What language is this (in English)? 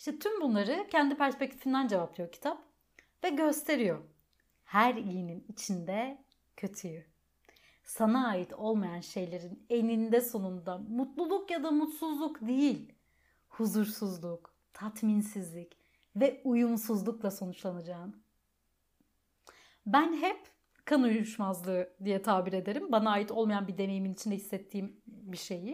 Turkish